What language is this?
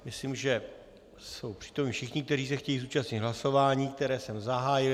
Czech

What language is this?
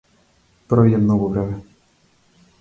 Macedonian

